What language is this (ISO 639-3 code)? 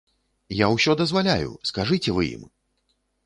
bel